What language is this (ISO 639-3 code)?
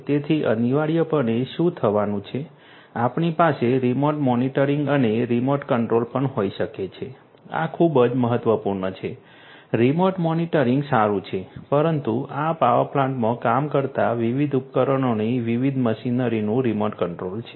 guj